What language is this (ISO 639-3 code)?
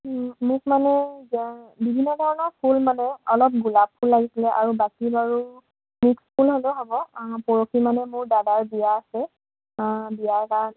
asm